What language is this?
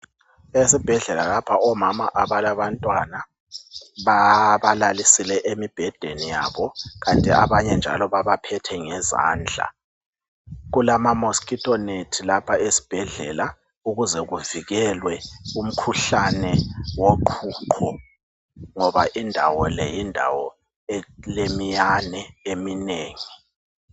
North Ndebele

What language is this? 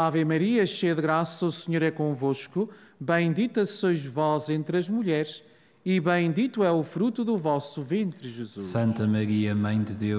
Portuguese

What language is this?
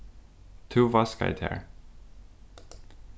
Faroese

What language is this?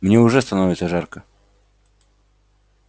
Russian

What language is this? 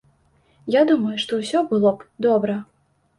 Belarusian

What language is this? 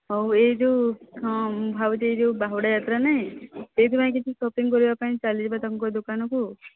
Odia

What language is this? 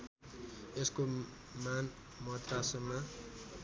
Nepali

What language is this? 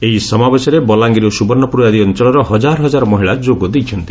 Odia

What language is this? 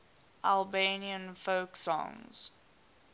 English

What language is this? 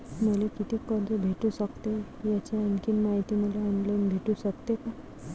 Marathi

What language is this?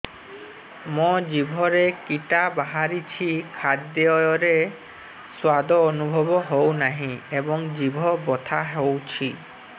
Odia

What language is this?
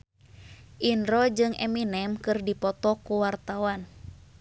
Sundanese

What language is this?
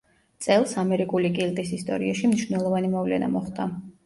Georgian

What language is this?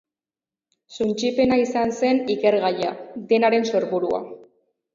Basque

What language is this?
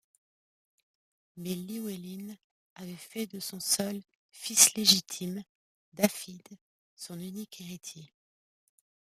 French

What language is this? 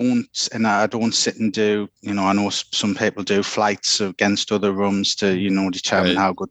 English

